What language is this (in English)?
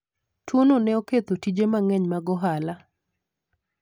Luo (Kenya and Tanzania)